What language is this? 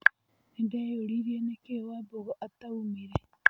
Kikuyu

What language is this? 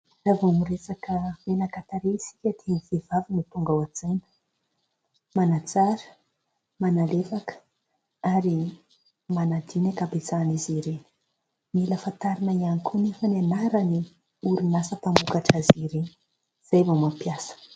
Malagasy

